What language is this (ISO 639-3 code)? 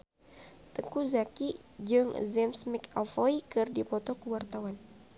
sun